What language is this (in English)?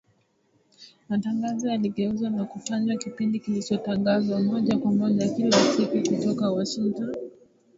Swahili